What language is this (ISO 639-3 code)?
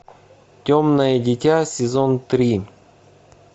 rus